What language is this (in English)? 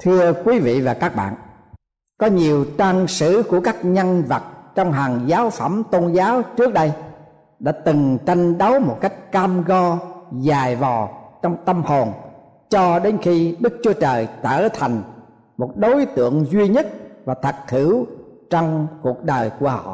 Vietnamese